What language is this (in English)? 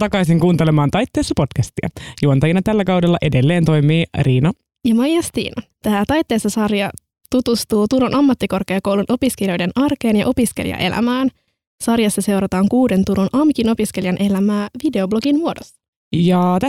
Finnish